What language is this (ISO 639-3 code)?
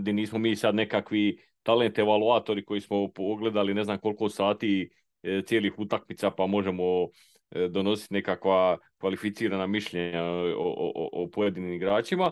hrv